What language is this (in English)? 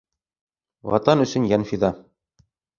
Bashkir